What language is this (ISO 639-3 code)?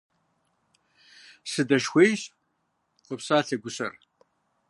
kbd